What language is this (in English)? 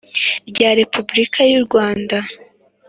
Kinyarwanda